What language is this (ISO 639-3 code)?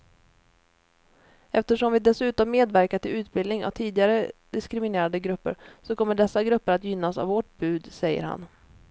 swe